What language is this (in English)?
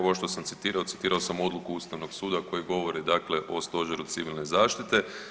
Croatian